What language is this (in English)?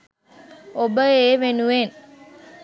Sinhala